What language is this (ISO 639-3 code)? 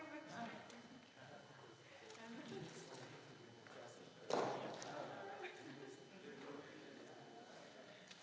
slv